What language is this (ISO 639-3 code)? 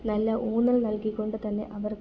mal